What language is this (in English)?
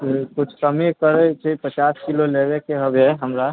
Maithili